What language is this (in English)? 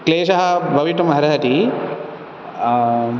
Sanskrit